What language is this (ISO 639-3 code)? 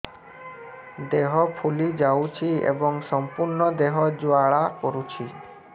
ori